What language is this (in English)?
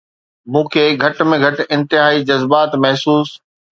Sindhi